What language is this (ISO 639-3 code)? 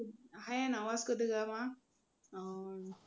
mar